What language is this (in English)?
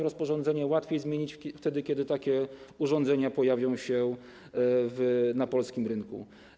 Polish